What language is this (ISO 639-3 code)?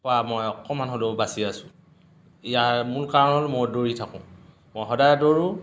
asm